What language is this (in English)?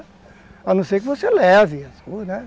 Portuguese